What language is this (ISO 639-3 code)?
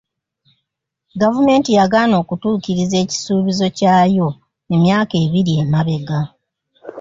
lug